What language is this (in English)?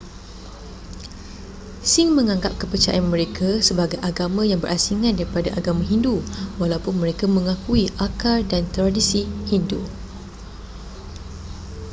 Malay